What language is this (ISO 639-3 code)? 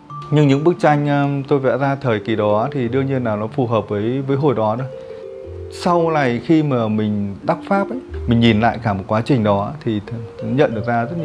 vie